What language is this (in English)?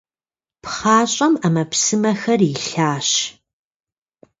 Kabardian